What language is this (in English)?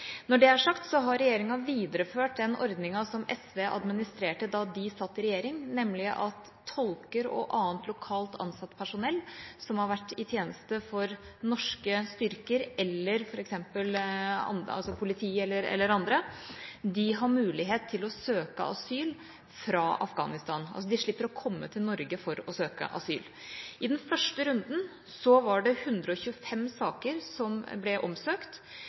Norwegian Bokmål